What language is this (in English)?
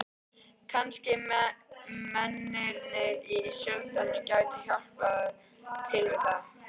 Icelandic